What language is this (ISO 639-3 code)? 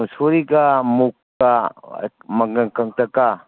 mni